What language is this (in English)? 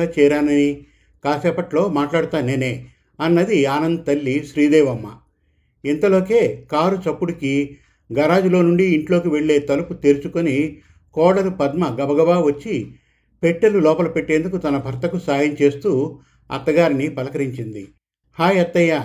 Telugu